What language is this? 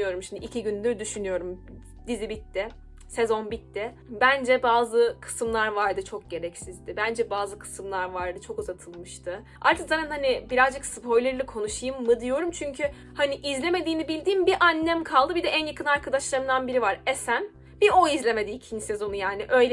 Turkish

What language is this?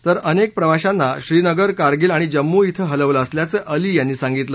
Marathi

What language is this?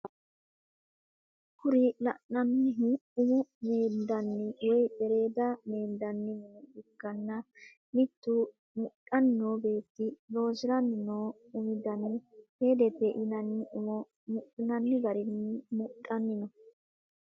Sidamo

